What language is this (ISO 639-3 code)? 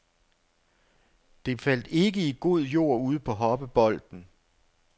dan